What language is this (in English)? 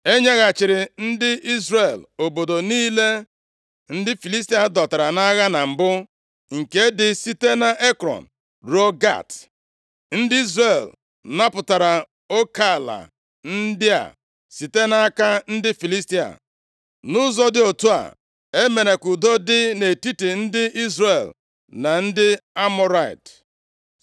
Igbo